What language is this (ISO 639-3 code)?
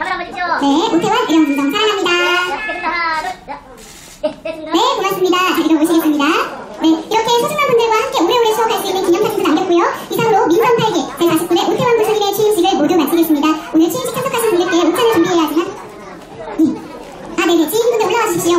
kor